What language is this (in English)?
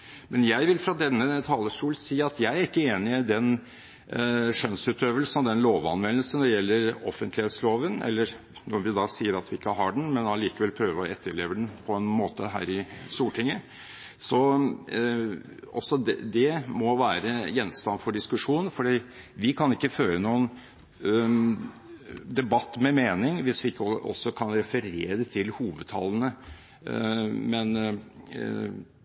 Norwegian Bokmål